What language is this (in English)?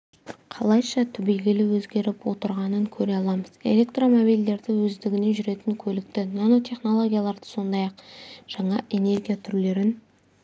Kazakh